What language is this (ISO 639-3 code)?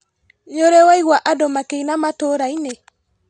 kik